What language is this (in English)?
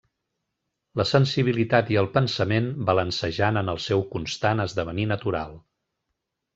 Catalan